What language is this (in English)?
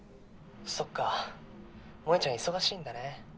Japanese